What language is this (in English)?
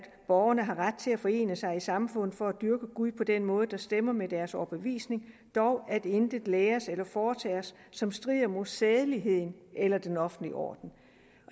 Danish